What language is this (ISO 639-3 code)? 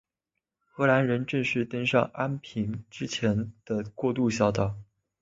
zho